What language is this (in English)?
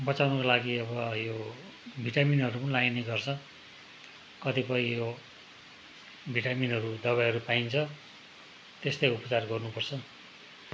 Nepali